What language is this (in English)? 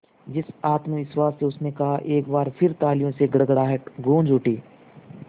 Hindi